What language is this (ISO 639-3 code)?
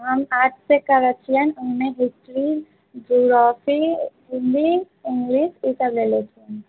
mai